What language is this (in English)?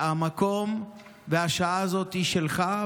Hebrew